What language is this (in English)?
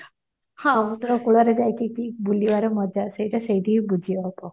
Odia